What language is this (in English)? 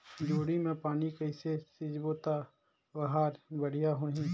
Chhattisgarhi